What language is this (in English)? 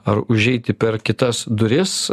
Lithuanian